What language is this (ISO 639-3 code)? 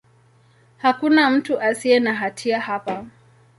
swa